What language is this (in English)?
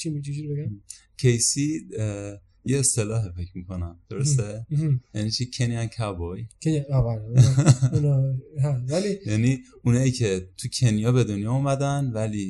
Persian